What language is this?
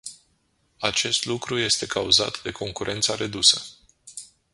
Romanian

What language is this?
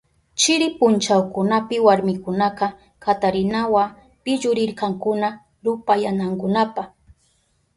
Southern Pastaza Quechua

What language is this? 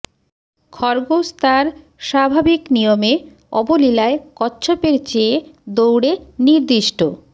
Bangla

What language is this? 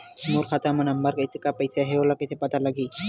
Chhattisgarhi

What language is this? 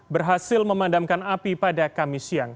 Indonesian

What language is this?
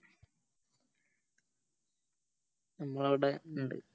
Malayalam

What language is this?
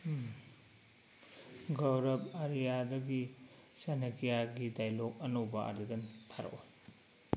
Manipuri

